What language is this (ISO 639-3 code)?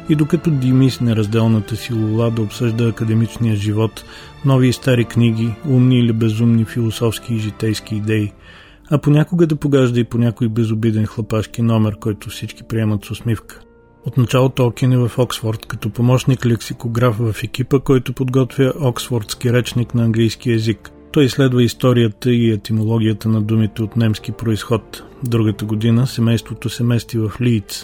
bul